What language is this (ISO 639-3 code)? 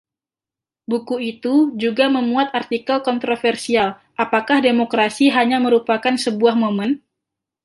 ind